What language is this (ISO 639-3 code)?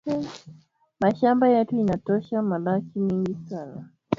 swa